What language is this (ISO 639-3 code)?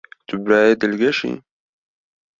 kur